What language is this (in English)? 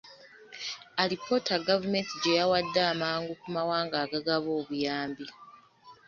Ganda